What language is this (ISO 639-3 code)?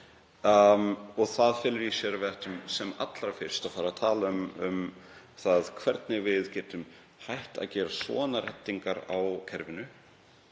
isl